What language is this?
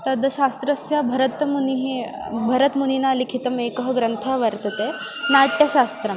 Sanskrit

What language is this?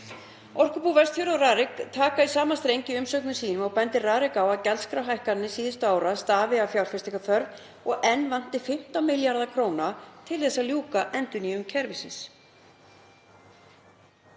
Icelandic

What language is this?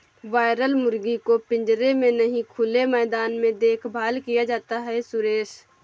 Hindi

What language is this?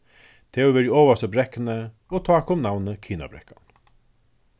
Faroese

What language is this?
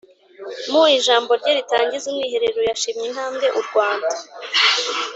Kinyarwanda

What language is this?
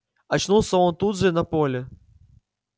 Russian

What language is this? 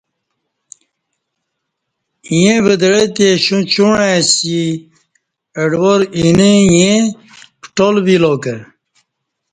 Kati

